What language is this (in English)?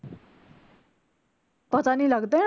Punjabi